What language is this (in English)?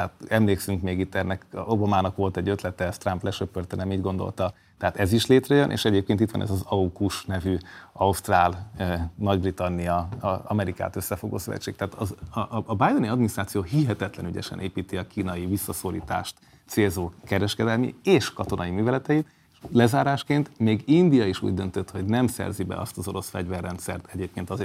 Hungarian